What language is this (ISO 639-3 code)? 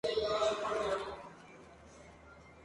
spa